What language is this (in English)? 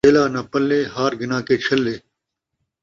Saraiki